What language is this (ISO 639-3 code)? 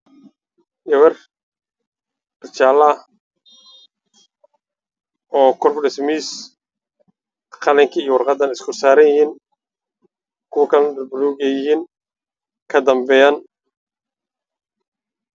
som